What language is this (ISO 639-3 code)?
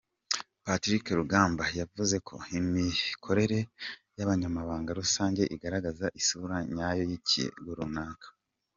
kin